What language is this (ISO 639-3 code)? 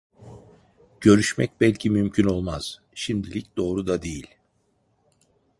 tur